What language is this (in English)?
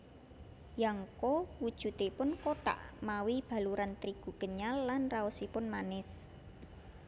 Javanese